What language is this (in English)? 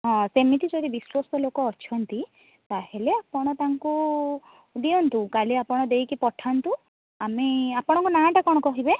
Odia